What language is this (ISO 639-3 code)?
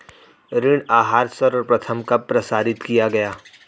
hin